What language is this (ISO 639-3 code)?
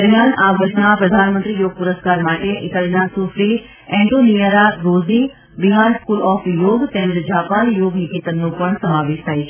guj